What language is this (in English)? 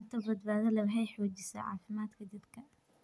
Somali